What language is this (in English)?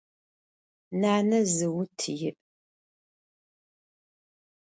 Adyghe